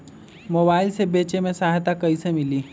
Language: Magahi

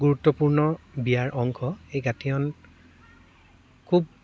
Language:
Assamese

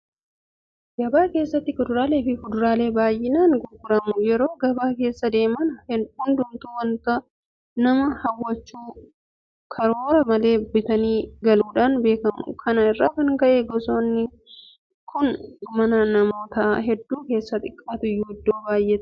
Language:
Oromo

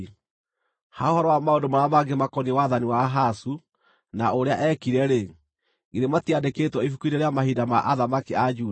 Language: Kikuyu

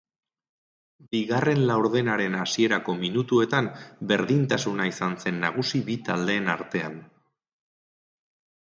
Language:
Basque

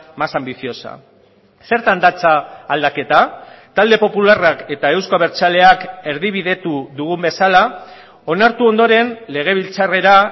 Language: Basque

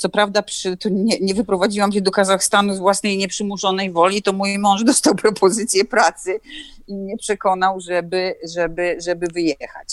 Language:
Polish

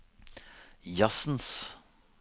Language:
Norwegian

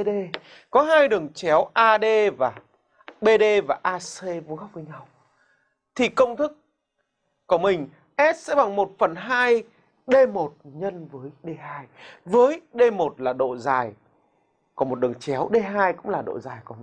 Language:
Vietnamese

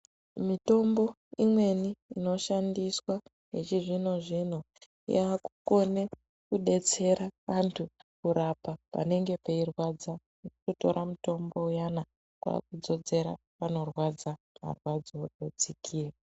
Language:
Ndau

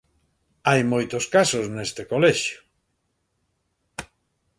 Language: Galician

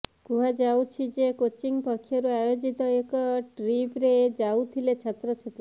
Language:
Odia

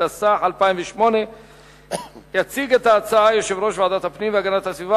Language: Hebrew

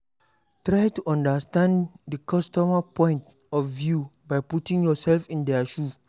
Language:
Nigerian Pidgin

